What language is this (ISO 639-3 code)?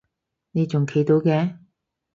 yue